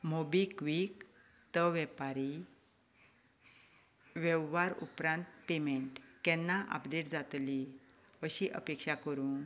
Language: Konkani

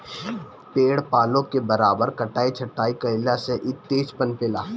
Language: Bhojpuri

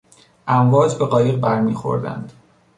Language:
Persian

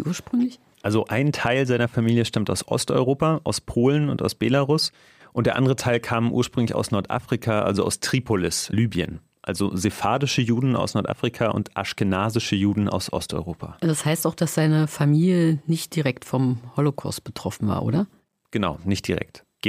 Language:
German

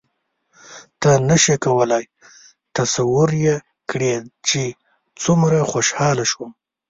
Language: Pashto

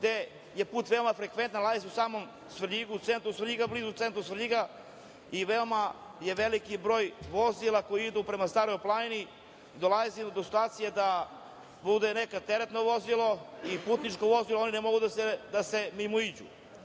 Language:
Serbian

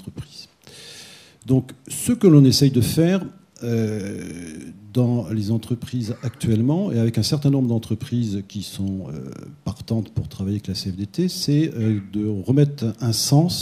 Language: French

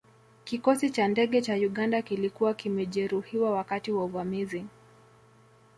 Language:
Swahili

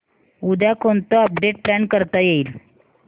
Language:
Marathi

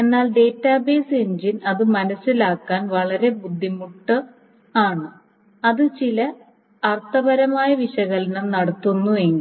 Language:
Malayalam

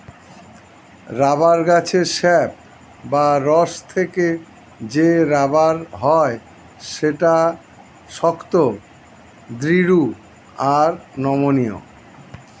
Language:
Bangla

